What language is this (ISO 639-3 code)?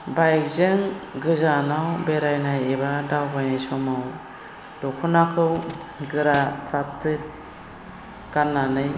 brx